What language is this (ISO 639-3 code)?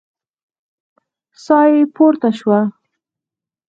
pus